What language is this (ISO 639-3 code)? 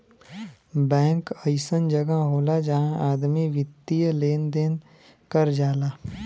bho